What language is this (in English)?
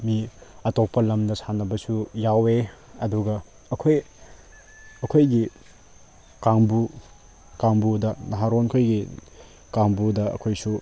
Manipuri